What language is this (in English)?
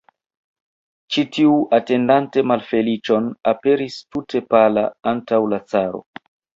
Esperanto